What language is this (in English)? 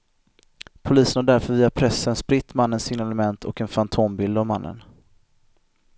Swedish